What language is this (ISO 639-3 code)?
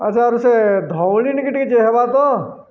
ori